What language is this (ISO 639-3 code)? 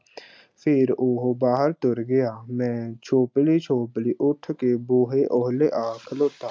pan